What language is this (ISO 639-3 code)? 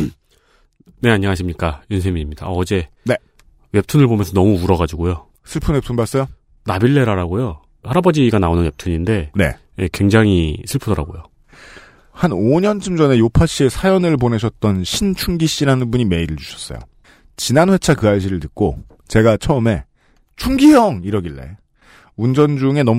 kor